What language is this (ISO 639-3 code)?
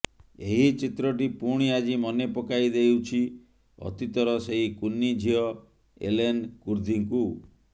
ori